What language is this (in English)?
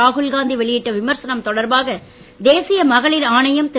Tamil